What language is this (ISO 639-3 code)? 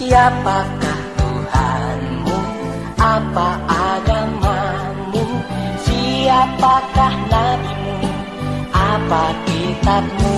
ind